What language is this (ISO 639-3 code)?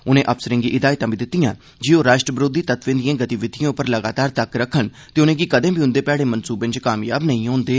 doi